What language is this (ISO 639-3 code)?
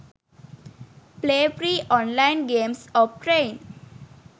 sin